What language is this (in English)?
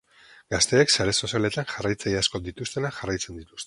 Basque